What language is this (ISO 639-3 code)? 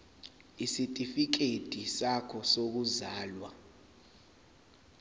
zul